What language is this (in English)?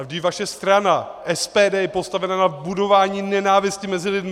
Czech